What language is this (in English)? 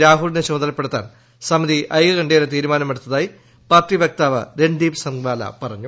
Malayalam